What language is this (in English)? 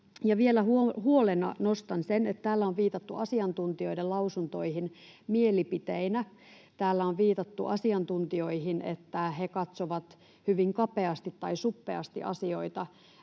Finnish